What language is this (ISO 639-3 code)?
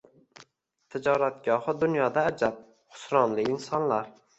uzb